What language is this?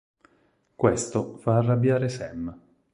Italian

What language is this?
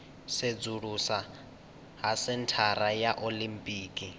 Venda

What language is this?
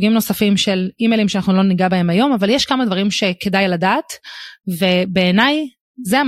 Hebrew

